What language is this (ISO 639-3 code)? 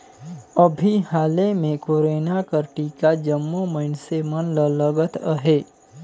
hne